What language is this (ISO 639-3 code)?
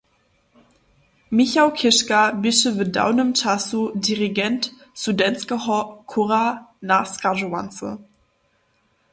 hsb